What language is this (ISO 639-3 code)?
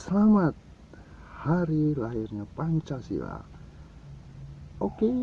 ind